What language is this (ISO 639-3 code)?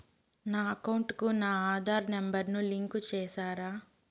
tel